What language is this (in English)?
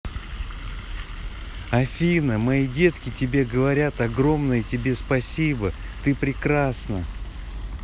Russian